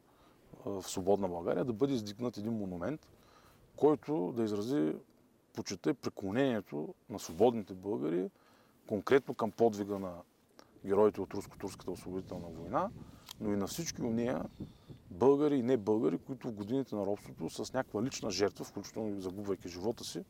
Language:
Bulgarian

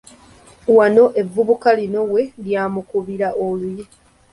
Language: Ganda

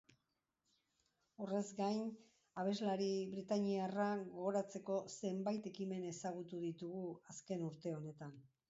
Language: Basque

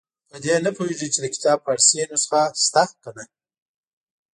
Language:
Pashto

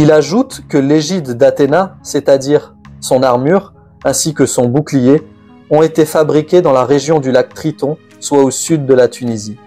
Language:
French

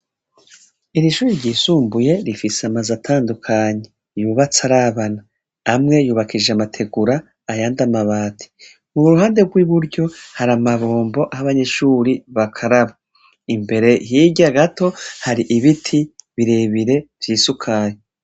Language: Rundi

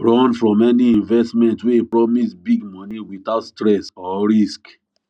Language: Nigerian Pidgin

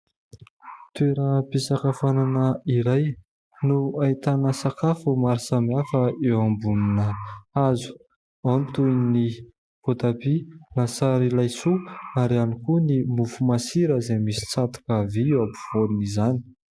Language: Malagasy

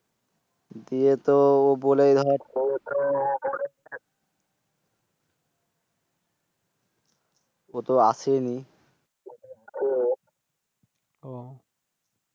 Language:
Bangla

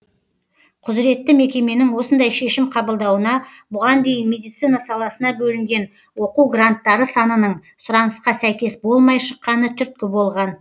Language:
Kazakh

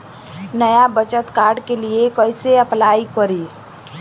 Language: Bhojpuri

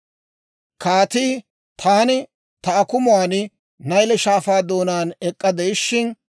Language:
Dawro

